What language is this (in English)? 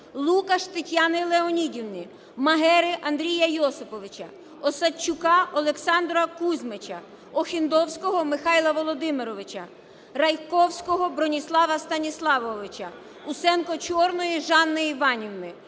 Ukrainian